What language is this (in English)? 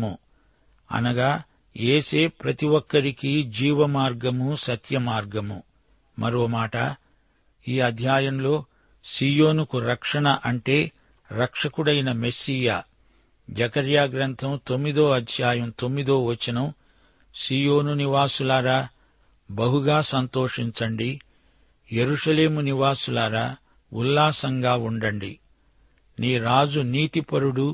Telugu